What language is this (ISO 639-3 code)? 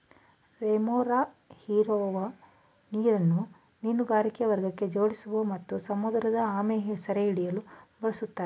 kan